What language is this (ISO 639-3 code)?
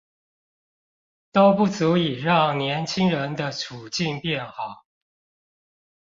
zho